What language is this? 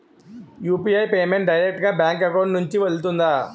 Telugu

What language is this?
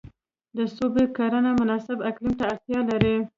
Pashto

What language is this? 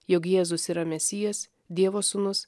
Lithuanian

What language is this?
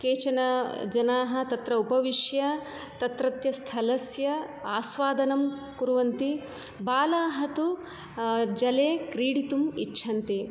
Sanskrit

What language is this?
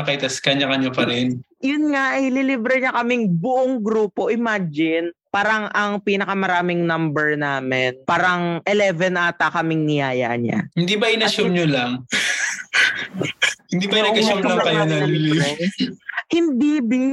Filipino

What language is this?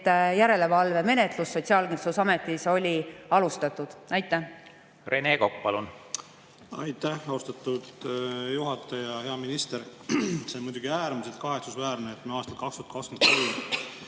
Estonian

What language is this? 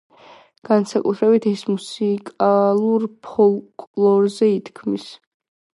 Georgian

